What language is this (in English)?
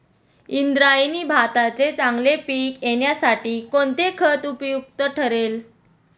Marathi